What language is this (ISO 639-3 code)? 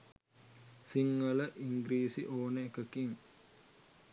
sin